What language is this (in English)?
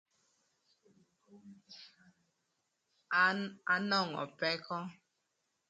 Thur